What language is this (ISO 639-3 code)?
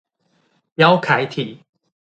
zho